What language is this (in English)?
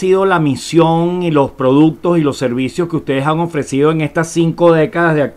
Spanish